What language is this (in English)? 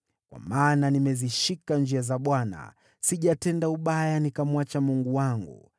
Swahili